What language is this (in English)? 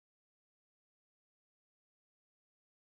Bangla